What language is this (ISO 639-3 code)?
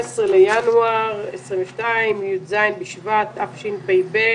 heb